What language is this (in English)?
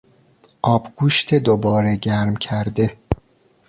Persian